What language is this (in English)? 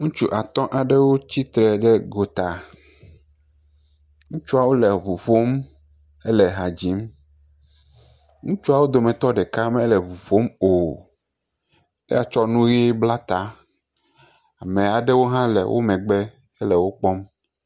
Ewe